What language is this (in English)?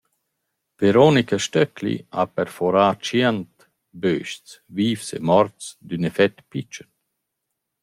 Romansh